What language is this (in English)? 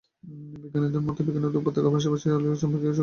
Bangla